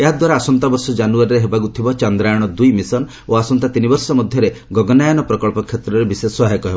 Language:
Odia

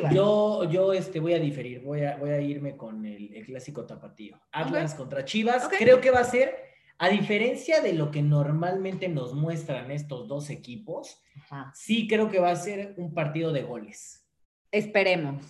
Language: Spanish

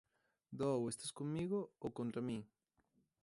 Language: Galician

